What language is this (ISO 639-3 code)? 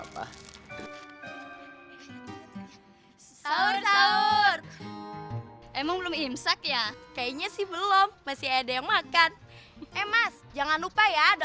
ind